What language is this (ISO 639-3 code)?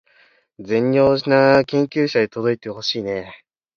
jpn